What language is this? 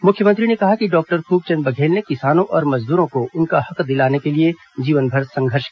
Hindi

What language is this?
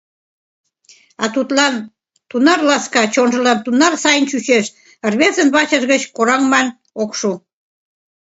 Mari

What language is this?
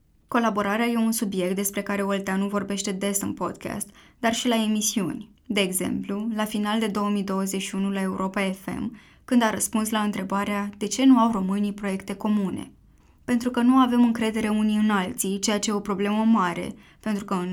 Romanian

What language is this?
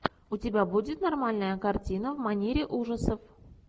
Russian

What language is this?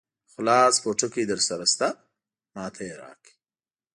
Pashto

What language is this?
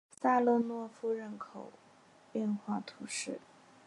Chinese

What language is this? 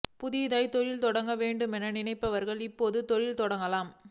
Tamil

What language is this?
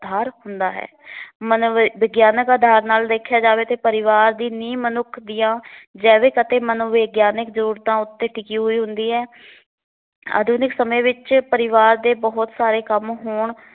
Punjabi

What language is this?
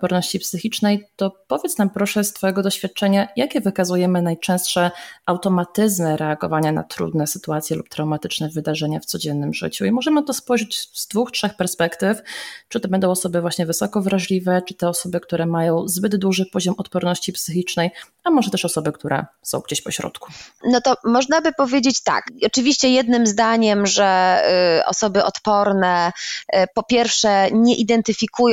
Polish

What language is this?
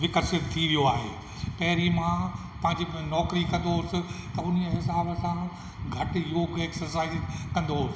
Sindhi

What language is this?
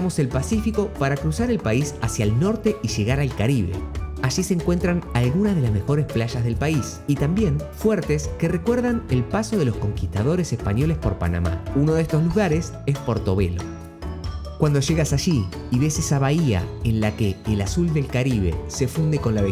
Spanish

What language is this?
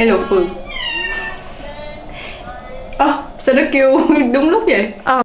Vietnamese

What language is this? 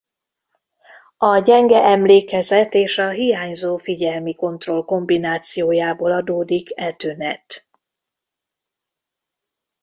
Hungarian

